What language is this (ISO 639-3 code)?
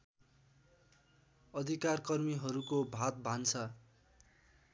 nep